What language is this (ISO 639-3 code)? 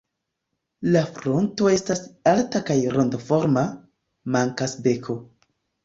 epo